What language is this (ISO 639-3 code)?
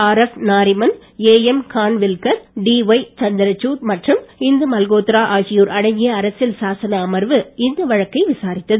tam